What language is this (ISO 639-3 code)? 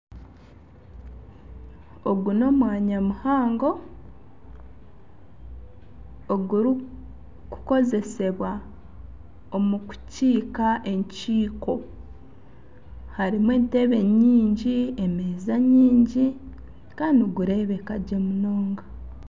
nyn